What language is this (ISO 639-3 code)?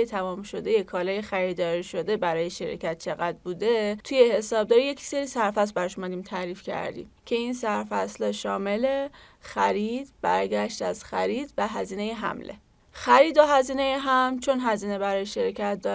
fas